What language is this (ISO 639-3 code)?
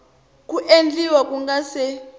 tso